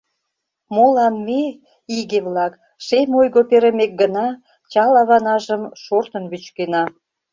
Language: Mari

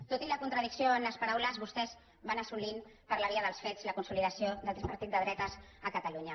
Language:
Catalan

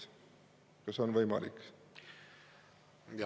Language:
Estonian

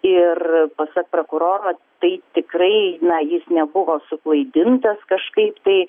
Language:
Lithuanian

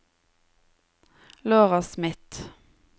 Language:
Norwegian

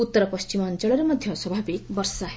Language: Odia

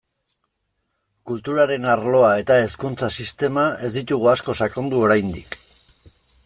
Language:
Basque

